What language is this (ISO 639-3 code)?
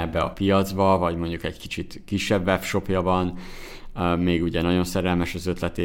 hun